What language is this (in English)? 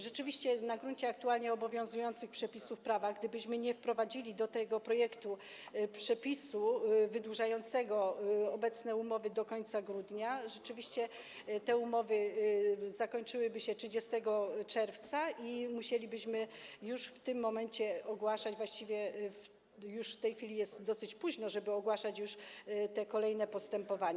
Polish